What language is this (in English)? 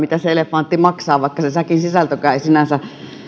Finnish